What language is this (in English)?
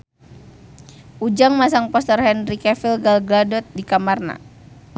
Sundanese